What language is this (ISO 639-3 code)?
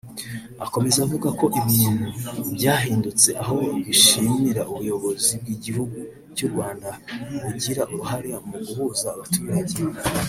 kin